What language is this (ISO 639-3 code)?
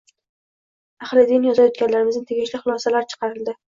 uzb